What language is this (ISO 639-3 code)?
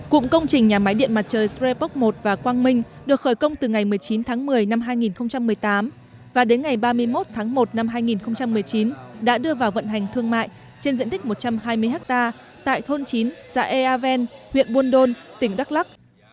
vie